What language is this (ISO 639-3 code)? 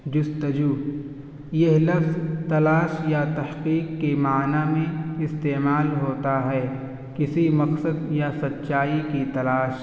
urd